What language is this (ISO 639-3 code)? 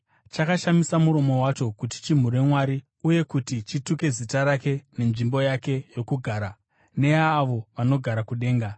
sna